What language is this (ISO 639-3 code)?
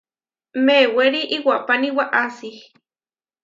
var